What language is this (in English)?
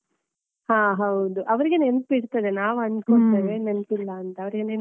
Kannada